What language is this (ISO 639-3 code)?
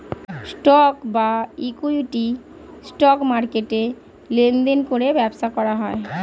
ben